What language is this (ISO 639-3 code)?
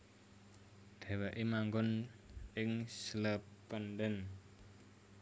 jav